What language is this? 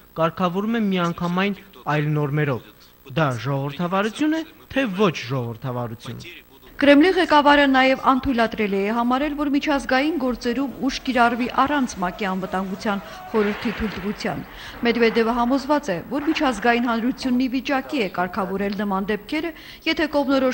Romanian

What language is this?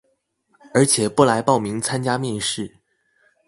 Chinese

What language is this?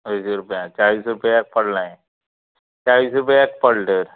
Konkani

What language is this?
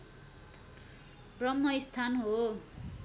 Nepali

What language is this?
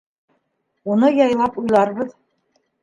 Bashkir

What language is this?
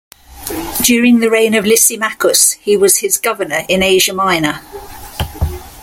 English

